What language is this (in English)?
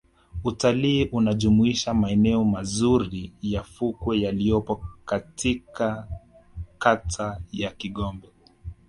Swahili